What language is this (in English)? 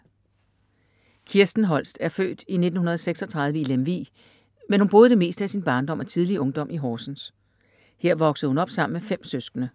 Danish